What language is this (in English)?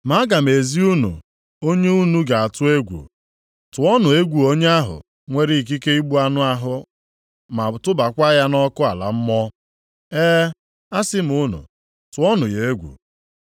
Igbo